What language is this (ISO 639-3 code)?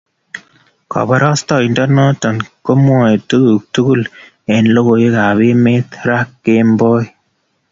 kln